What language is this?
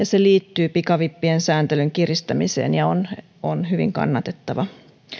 Finnish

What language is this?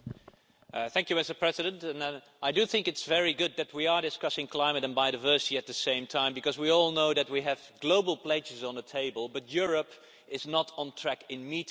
English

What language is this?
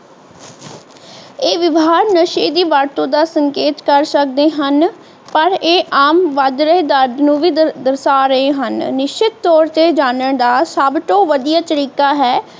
Punjabi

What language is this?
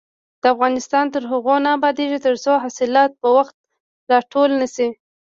Pashto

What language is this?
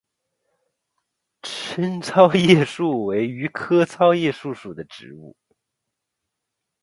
Chinese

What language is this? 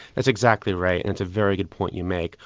English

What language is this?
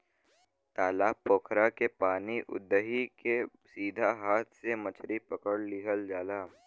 Bhojpuri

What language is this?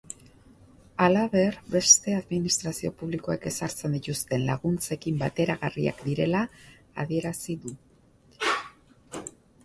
Basque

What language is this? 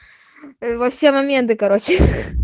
Russian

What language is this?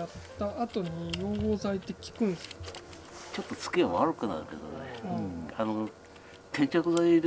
Japanese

